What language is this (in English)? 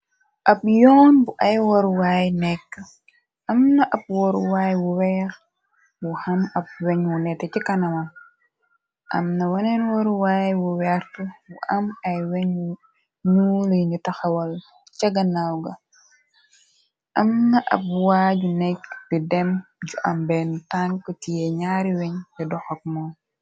Wolof